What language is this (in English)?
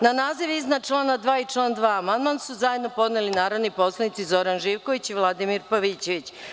Serbian